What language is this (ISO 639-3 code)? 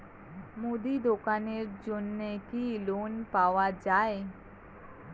ben